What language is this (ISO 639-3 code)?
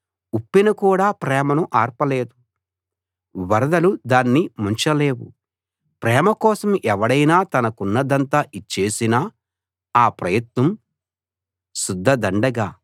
tel